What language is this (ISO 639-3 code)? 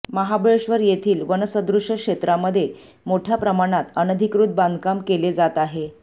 mar